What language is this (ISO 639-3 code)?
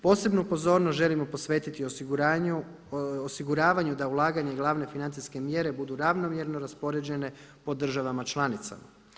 hrv